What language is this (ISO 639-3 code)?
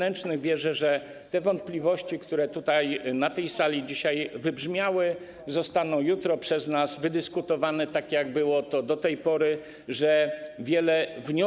pol